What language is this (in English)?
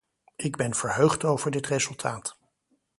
Dutch